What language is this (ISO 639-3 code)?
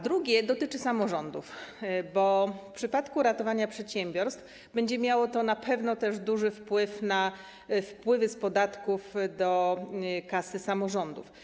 pol